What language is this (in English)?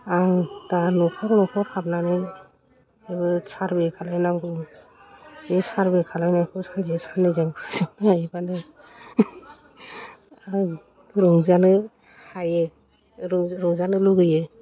Bodo